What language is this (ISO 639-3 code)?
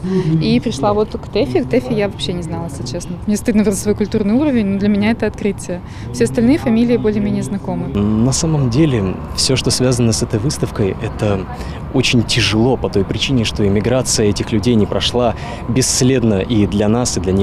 rus